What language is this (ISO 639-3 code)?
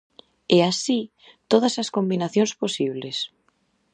glg